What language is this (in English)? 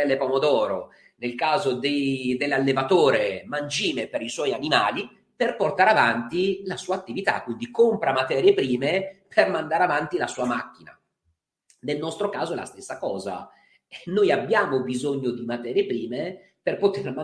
Italian